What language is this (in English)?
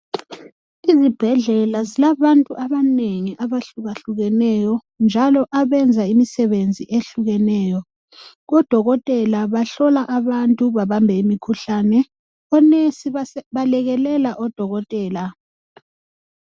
North Ndebele